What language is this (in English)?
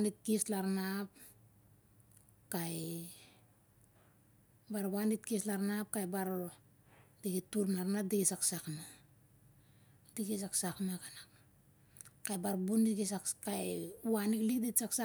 Siar-Lak